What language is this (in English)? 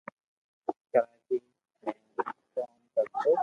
Loarki